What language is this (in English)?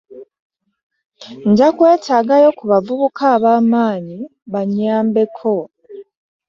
Ganda